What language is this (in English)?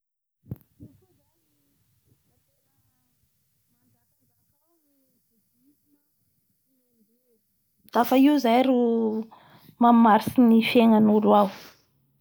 Bara Malagasy